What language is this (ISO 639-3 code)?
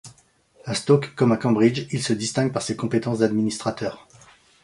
fra